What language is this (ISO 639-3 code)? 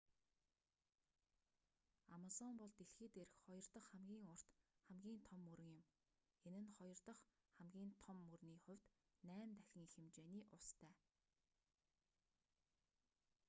mon